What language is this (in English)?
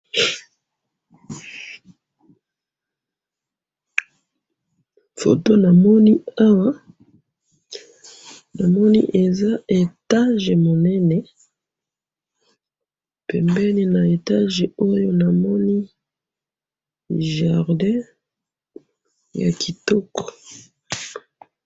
Lingala